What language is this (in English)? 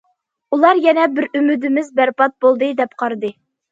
Uyghur